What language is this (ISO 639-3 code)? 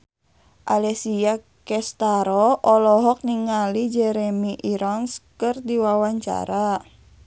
sun